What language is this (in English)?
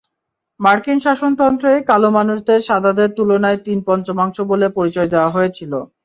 Bangla